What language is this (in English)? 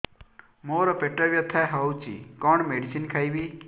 Odia